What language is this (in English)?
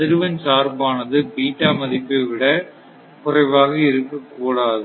Tamil